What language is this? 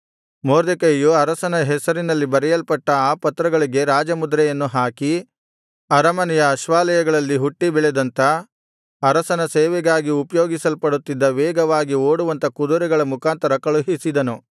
Kannada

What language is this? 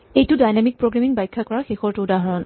Assamese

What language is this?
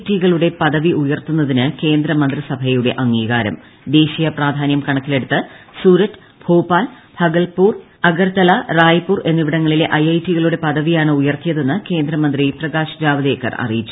Malayalam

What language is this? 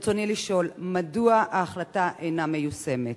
Hebrew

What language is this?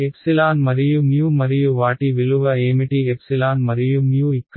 Telugu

